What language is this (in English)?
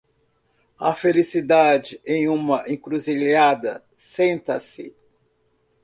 Portuguese